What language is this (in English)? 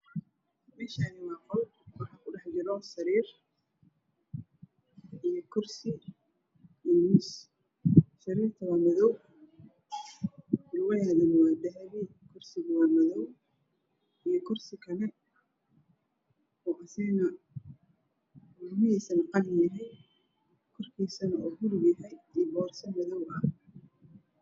Somali